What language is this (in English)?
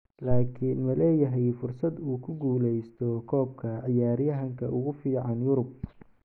Somali